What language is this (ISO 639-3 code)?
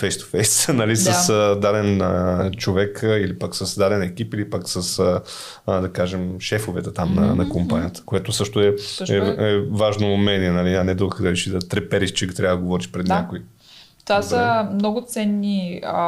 bul